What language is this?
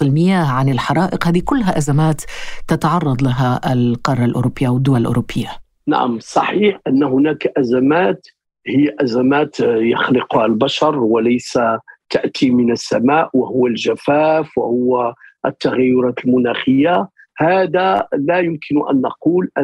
Arabic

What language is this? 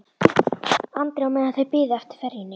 Icelandic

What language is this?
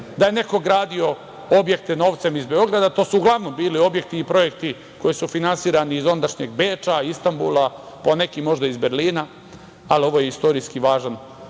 Serbian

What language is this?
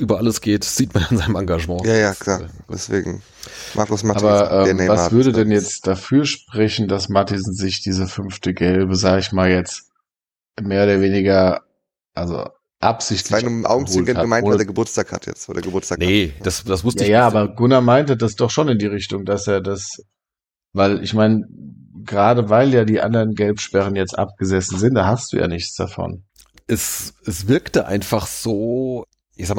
German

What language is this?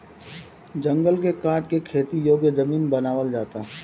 Bhojpuri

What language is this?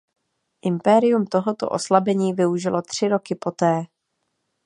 Czech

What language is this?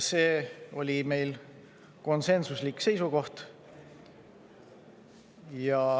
Estonian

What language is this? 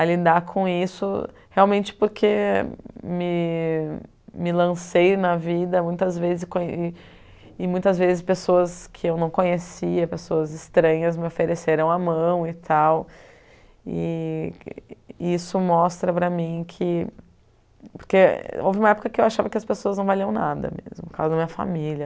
Portuguese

